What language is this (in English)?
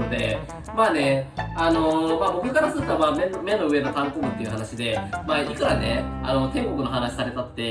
Japanese